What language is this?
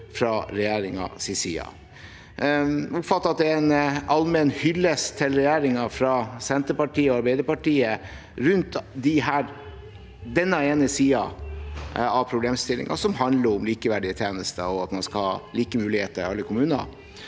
Norwegian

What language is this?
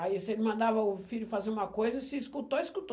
Portuguese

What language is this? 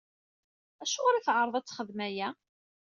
Kabyle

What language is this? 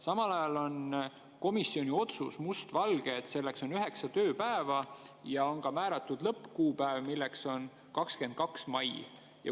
Estonian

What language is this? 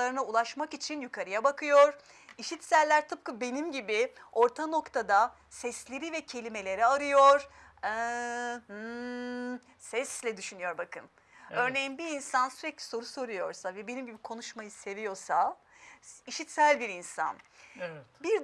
Turkish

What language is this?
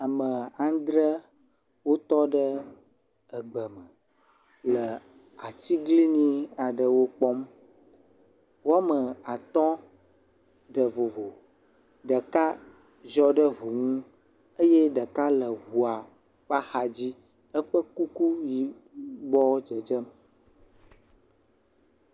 Ewe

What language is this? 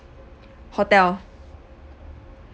English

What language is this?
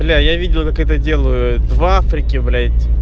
Russian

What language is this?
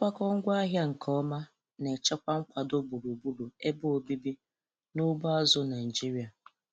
Igbo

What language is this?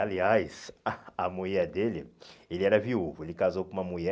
Portuguese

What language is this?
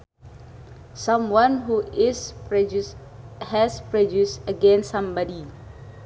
Sundanese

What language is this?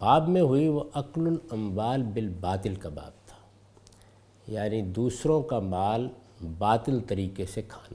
Urdu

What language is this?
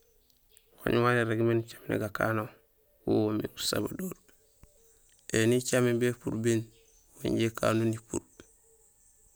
Gusilay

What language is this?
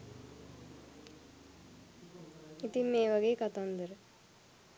Sinhala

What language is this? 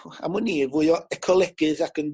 Welsh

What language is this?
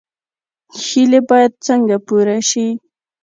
Pashto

